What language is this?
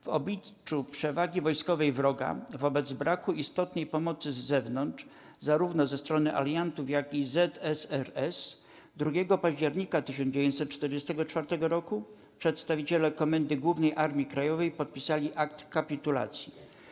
Polish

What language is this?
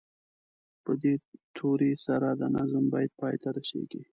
Pashto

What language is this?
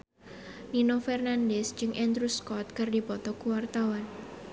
Sundanese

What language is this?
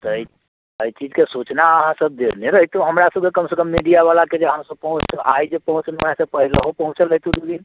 Maithili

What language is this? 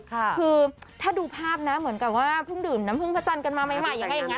Thai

